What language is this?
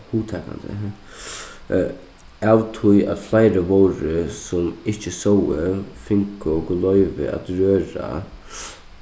Faroese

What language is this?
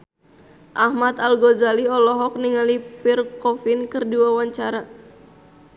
Sundanese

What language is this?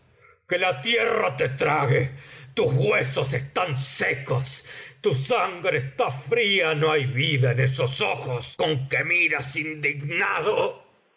Spanish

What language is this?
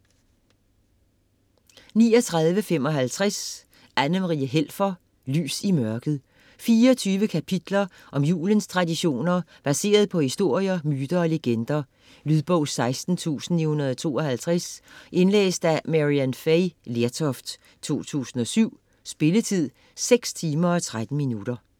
Danish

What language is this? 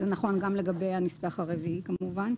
Hebrew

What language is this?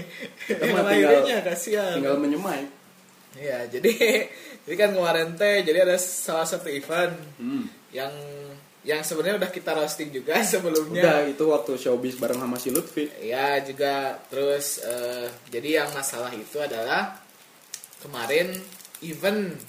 Indonesian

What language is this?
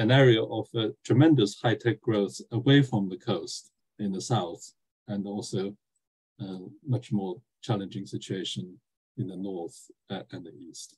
English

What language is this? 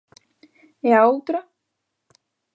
Galician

